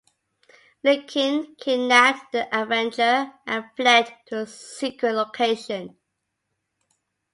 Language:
English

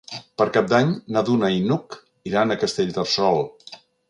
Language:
Catalan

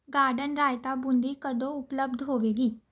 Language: Punjabi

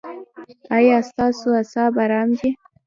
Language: Pashto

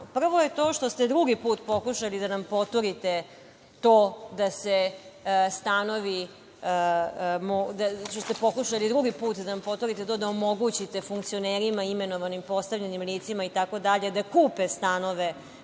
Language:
Serbian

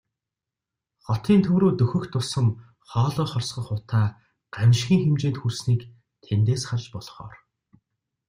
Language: Mongolian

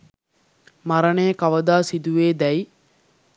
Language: Sinhala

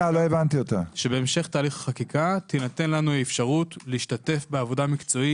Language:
Hebrew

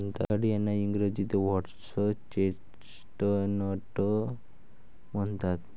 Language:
Marathi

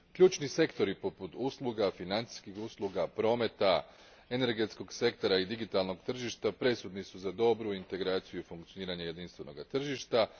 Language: Croatian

